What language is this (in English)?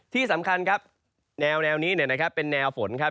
Thai